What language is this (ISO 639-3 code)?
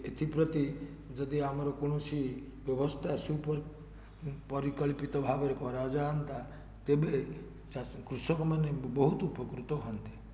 ori